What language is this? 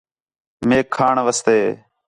Khetrani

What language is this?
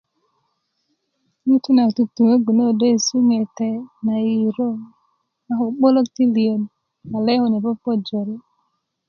Kuku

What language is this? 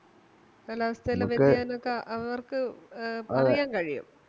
Malayalam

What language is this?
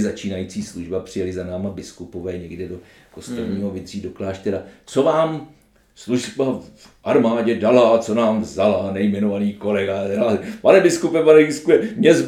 Czech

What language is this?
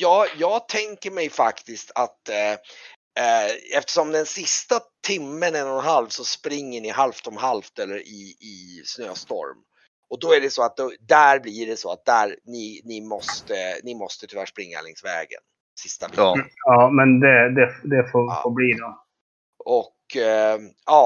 Swedish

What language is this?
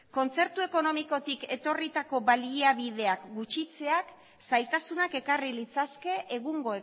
Basque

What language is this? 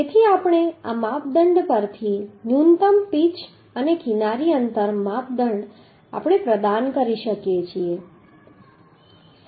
Gujarati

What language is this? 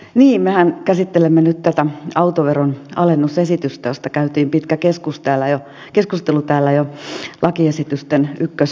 Finnish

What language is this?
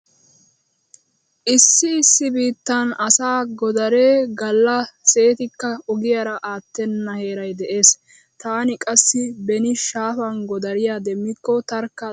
Wolaytta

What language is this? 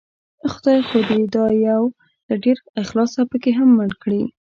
Pashto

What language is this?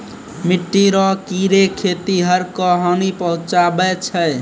Maithili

